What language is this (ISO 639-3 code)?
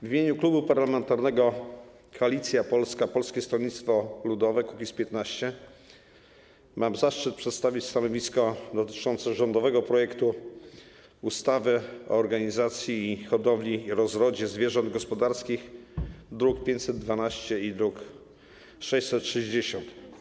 pol